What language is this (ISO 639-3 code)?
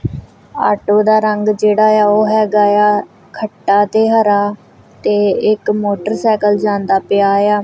pan